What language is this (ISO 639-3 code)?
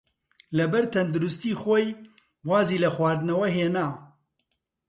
ckb